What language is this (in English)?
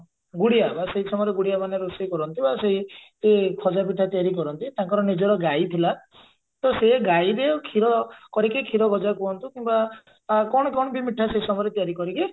Odia